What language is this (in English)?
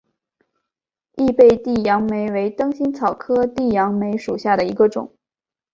Chinese